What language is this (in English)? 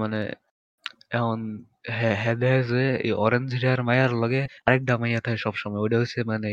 Bangla